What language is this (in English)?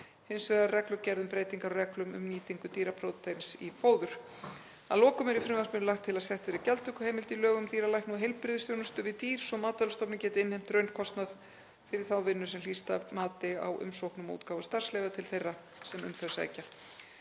Icelandic